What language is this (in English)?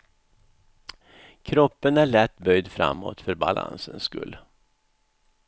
Swedish